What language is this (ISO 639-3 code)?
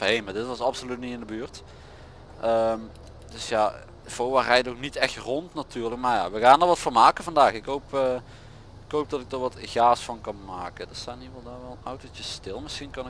nld